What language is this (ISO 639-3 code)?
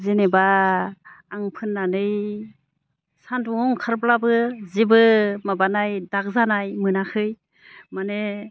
brx